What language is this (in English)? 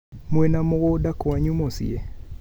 Kikuyu